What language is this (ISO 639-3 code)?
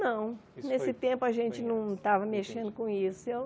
por